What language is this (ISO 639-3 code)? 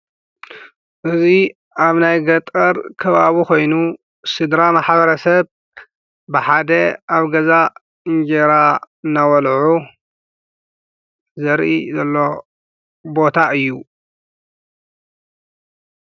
tir